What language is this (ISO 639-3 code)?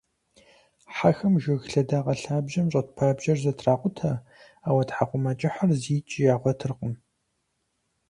kbd